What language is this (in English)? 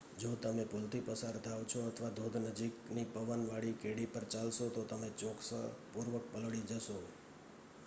Gujarati